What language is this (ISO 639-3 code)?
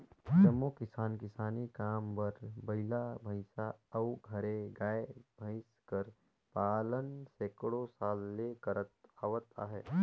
hne